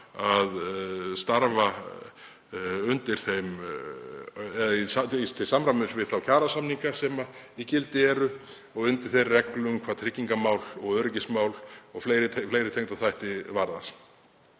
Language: Icelandic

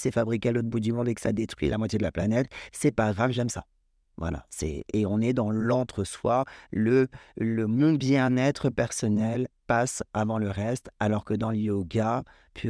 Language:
French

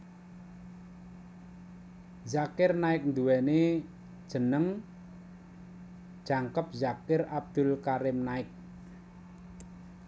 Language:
Javanese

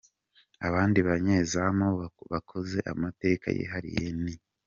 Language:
Kinyarwanda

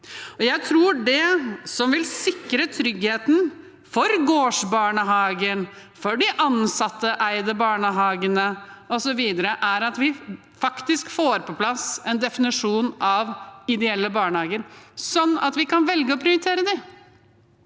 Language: Norwegian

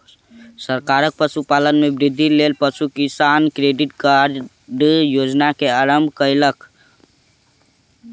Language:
Maithili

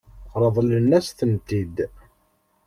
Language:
Kabyle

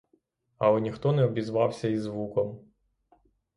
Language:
Ukrainian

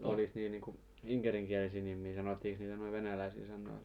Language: Finnish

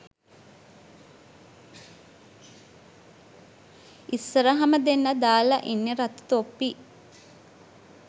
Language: Sinhala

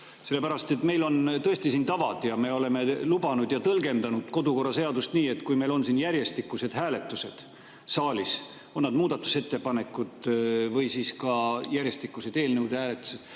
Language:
Estonian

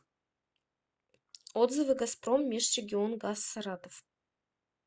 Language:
Russian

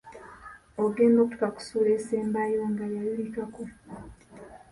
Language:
Ganda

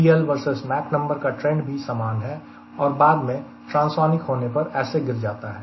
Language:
Hindi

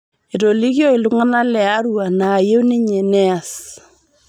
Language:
Masai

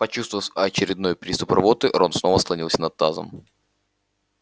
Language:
Russian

